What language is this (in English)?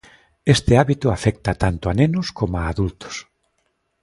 Galician